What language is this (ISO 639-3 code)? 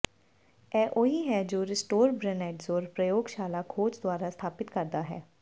pan